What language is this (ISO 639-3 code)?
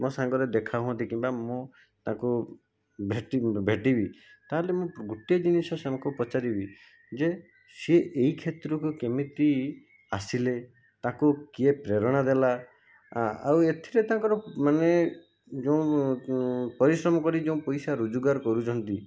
ori